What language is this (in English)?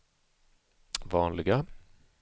Swedish